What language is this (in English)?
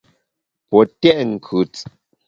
Bamun